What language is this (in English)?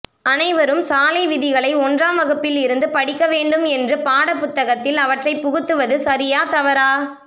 Tamil